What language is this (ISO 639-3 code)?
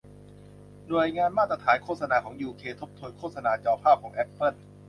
tha